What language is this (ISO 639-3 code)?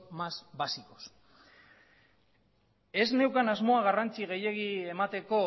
eus